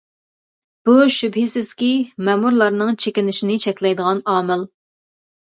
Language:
Uyghur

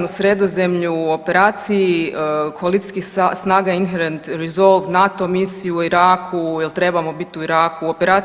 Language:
Croatian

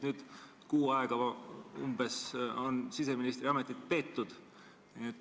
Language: Estonian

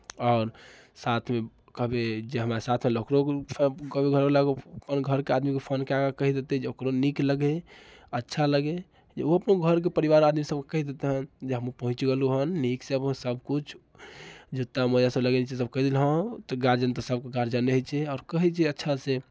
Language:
Maithili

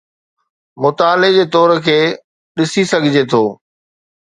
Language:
Sindhi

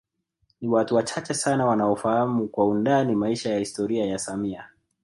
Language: Swahili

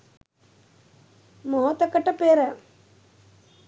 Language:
Sinhala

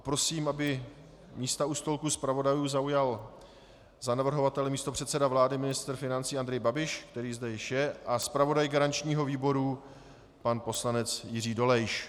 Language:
Czech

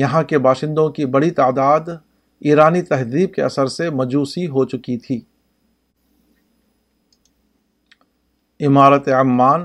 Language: Urdu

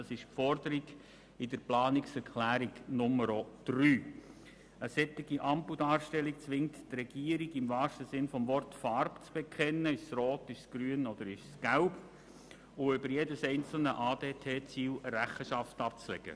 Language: Swiss German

